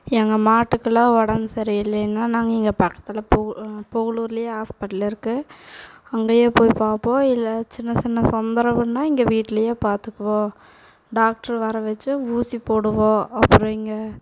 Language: Tamil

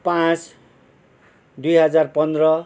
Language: Nepali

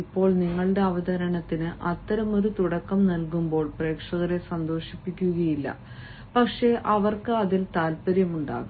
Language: Malayalam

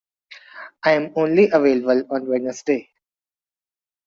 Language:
English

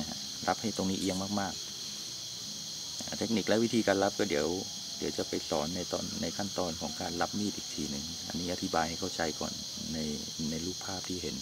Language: Thai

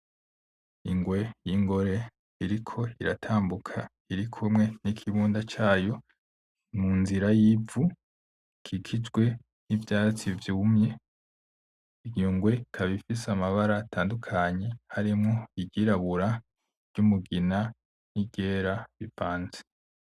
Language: Rundi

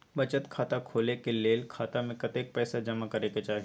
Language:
Maithili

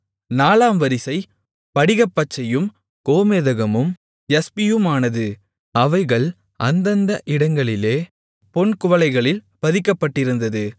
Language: Tamil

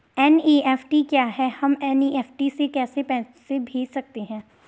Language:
Hindi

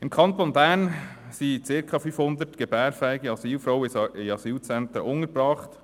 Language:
Swiss German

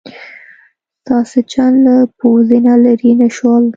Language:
Pashto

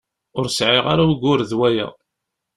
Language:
Kabyle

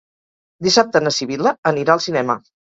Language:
Catalan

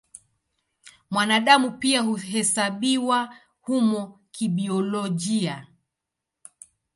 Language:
Swahili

